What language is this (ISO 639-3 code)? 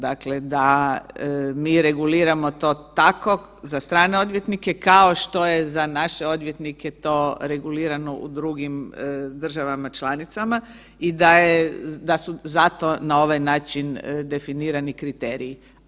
hrv